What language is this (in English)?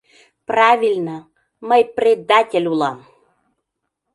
Mari